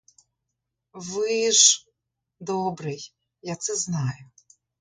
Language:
Ukrainian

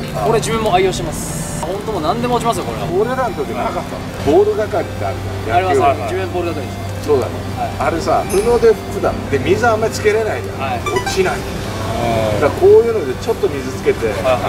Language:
Japanese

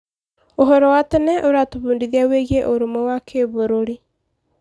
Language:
Kikuyu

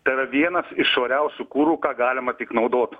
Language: Lithuanian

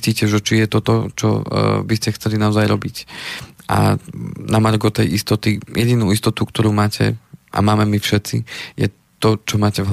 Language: Slovak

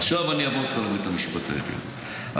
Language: Hebrew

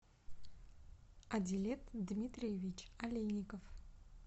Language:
Russian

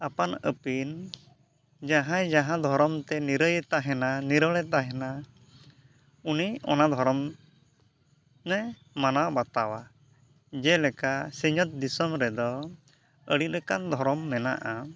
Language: Santali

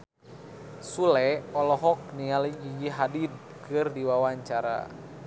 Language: Sundanese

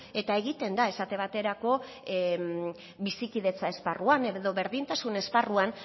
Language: Basque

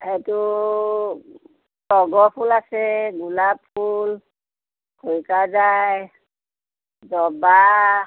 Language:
Assamese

